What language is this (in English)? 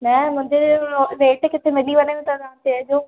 Sindhi